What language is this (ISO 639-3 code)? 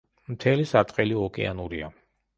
kat